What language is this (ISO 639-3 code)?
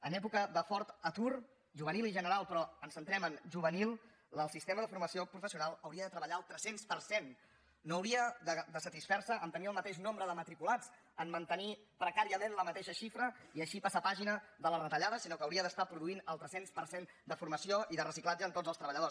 cat